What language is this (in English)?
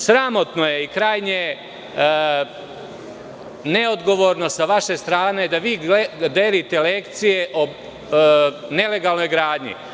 Serbian